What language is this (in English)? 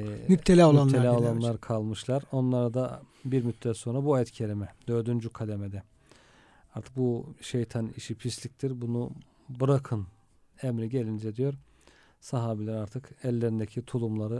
Turkish